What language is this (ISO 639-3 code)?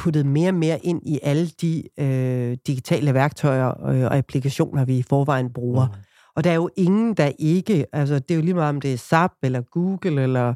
dan